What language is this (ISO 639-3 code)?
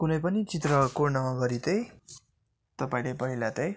nep